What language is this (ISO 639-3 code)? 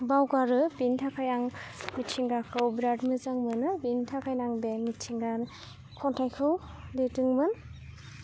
brx